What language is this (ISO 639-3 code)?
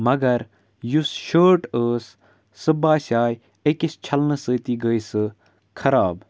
kas